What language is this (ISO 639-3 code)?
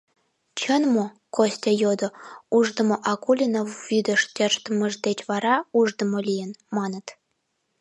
chm